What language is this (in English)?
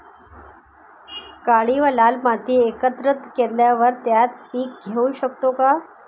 Marathi